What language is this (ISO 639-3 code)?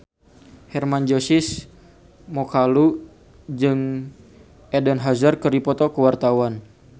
sun